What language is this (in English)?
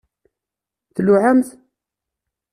Kabyle